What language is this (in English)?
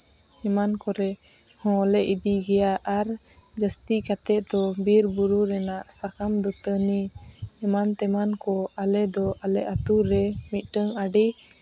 Santali